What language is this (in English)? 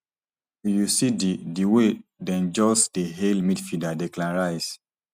Nigerian Pidgin